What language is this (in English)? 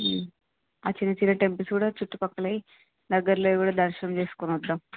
Telugu